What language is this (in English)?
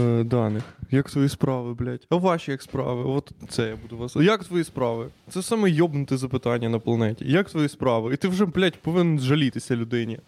Ukrainian